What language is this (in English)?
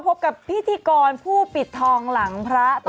Thai